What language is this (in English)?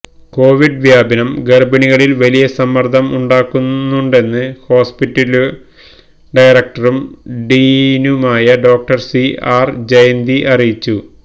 Malayalam